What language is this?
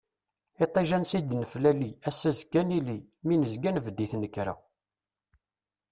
Kabyle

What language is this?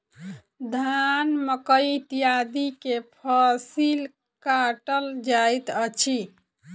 Maithili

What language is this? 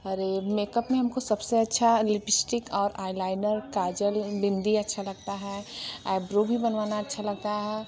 Hindi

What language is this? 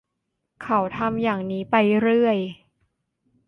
Thai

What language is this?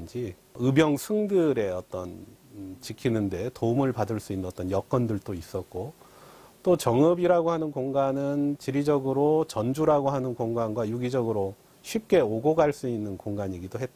Korean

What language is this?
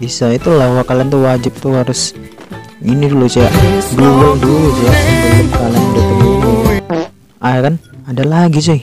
Indonesian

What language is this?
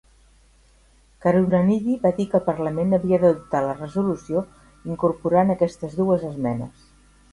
Catalan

